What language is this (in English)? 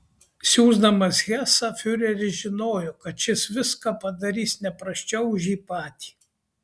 Lithuanian